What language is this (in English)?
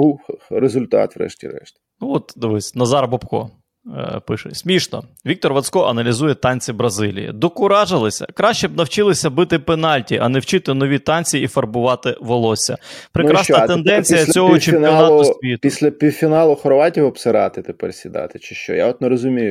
Ukrainian